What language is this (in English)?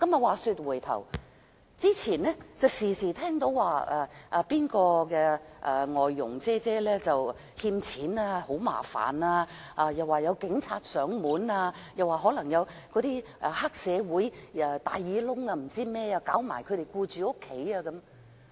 Cantonese